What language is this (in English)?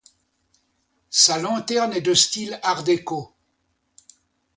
French